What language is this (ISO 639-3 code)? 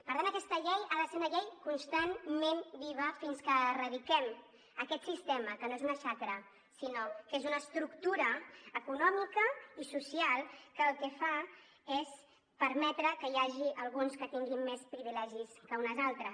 cat